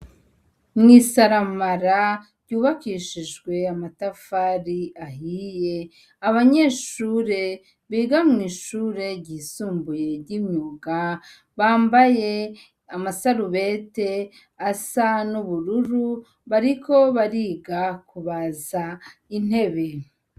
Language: Rundi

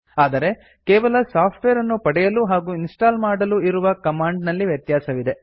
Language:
Kannada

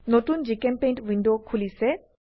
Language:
Assamese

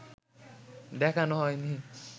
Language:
Bangla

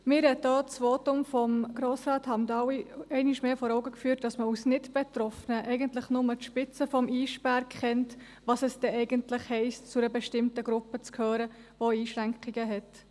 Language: Swiss German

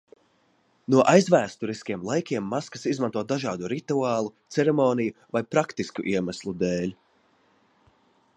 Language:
Latvian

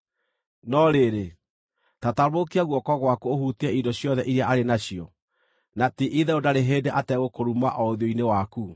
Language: Kikuyu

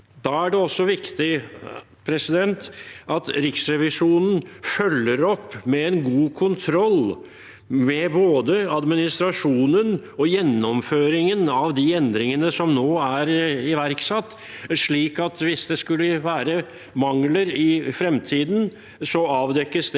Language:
Norwegian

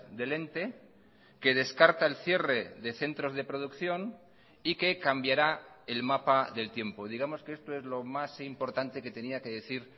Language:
Spanish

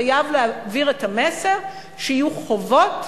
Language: Hebrew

